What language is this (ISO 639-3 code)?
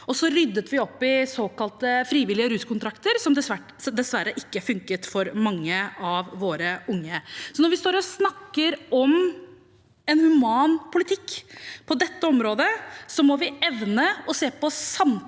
nor